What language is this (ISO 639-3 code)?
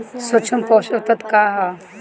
bho